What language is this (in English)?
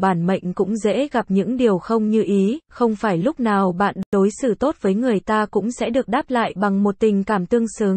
Vietnamese